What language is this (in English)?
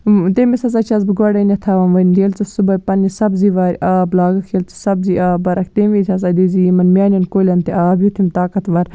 Kashmiri